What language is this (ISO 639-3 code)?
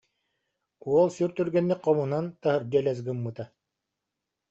sah